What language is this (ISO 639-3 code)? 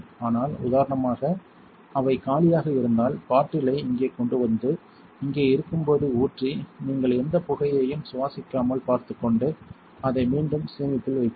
tam